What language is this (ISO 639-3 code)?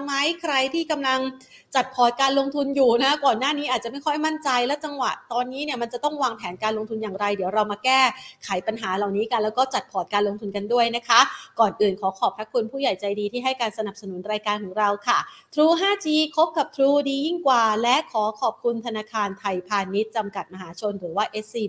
tha